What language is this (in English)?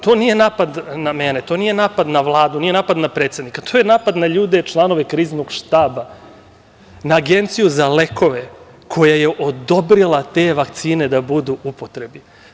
Serbian